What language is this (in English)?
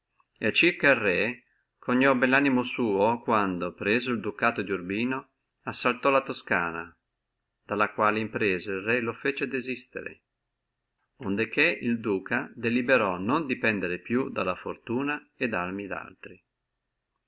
Italian